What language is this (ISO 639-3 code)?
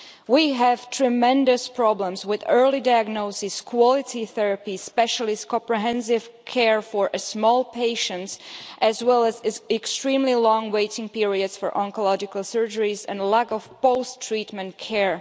eng